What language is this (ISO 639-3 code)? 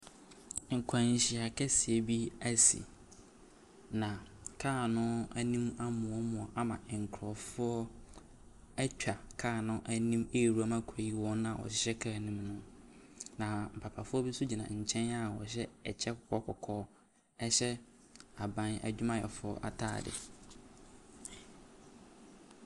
aka